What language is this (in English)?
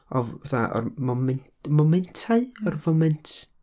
Welsh